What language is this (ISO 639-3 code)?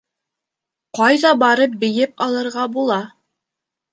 bak